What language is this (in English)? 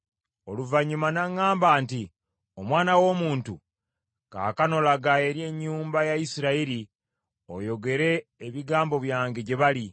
Ganda